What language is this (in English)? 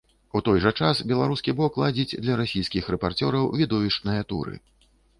Belarusian